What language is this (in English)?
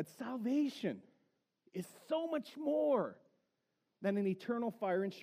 English